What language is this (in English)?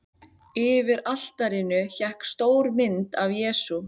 Icelandic